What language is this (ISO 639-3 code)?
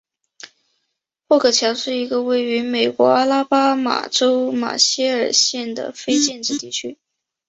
zho